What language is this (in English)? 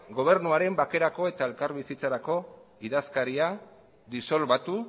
Basque